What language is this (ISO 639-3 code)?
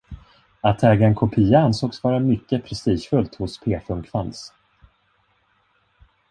swe